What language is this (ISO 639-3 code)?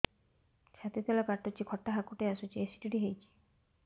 ori